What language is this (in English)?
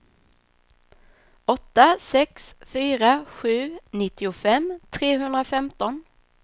Swedish